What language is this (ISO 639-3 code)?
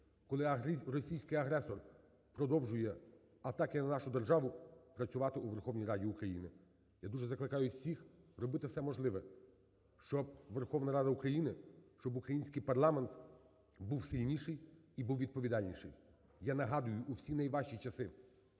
ukr